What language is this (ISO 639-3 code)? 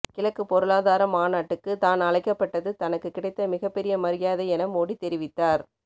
tam